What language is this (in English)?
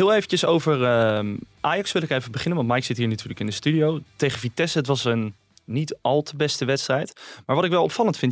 Dutch